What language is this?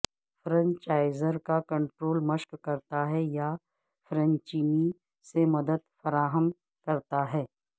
Urdu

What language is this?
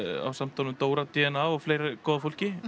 Icelandic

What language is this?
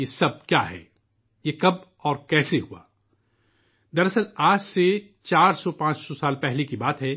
Urdu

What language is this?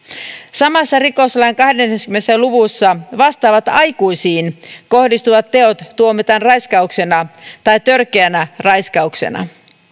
Finnish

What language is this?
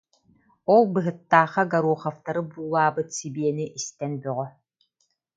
Yakut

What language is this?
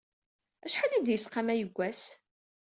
Kabyle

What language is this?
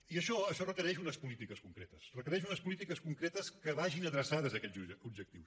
Catalan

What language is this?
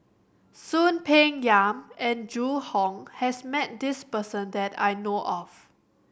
English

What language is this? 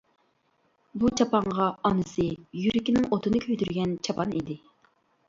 Uyghur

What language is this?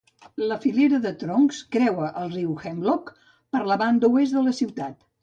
Catalan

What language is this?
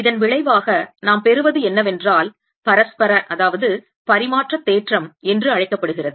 Tamil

